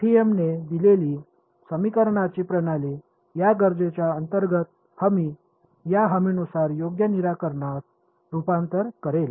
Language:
Marathi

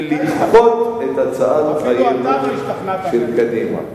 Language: Hebrew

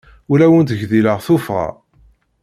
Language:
Kabyle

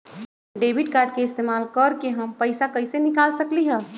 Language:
Magahi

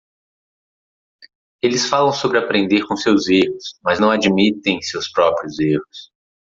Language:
Portuguese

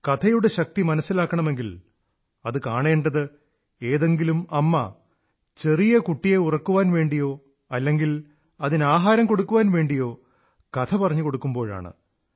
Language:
Malayalam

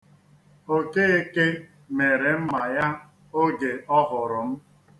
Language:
Igbo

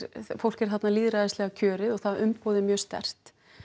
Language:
Icelandic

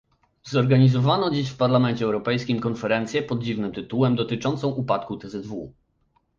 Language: Polish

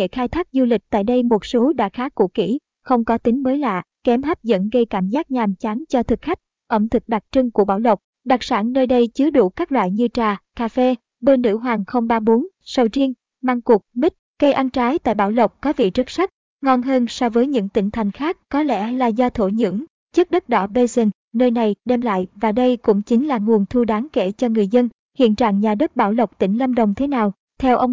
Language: Vietnamese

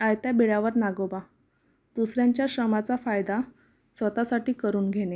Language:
Marathi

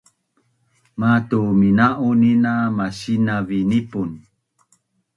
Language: Bunun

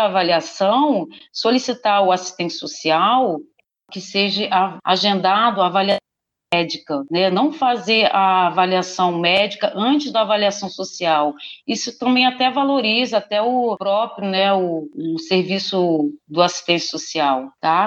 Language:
Portuguese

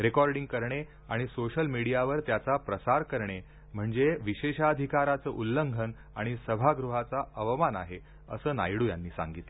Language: Marathi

